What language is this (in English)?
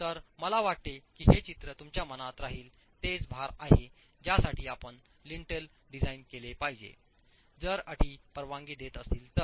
Marathi